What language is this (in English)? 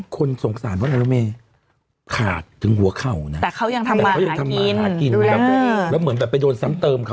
Thai